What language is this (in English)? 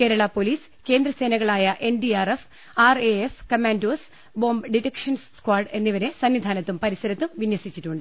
Malayalam